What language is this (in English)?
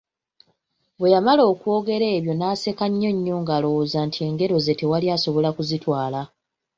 Ganda